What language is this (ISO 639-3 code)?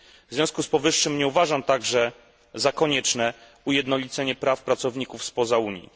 pol